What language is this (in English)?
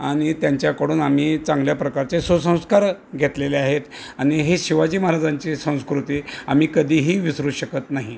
Marathi